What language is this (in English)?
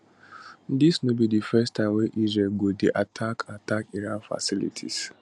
Nigerian Pidgin